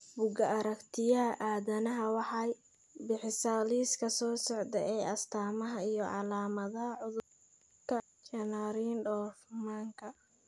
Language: Somali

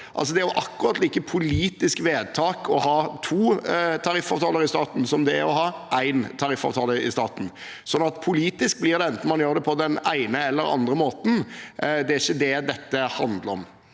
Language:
Norwegian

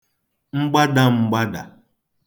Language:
Igbo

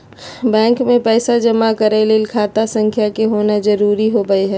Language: Magahi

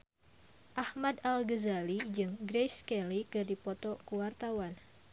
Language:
Sundanese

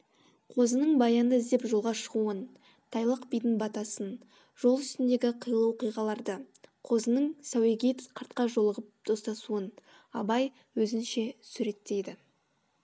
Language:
Kazakh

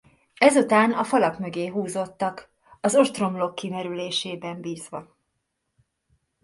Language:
Hungarian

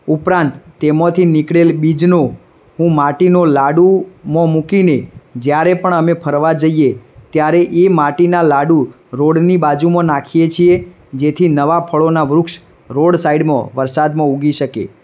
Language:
Gujarati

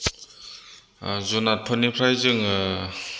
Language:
Bodo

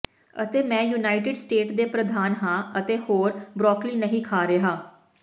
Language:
Punjabi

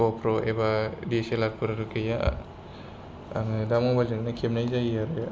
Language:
Bodo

